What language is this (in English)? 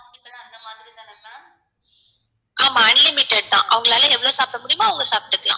Tamil